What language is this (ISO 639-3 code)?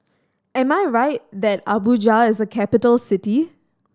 eng